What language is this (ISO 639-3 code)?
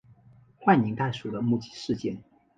zho